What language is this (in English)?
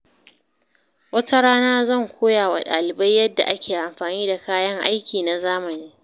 Hausa